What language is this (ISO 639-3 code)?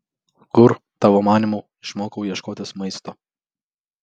lit